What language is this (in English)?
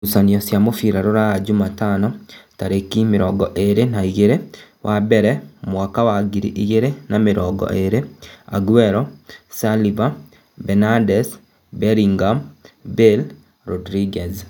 Kikuyu